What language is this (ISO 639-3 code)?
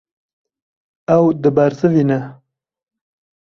kur